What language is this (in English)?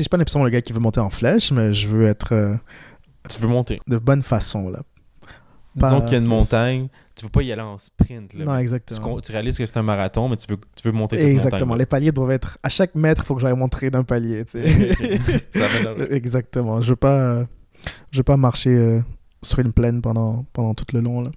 French